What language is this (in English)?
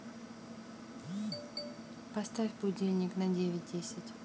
Russian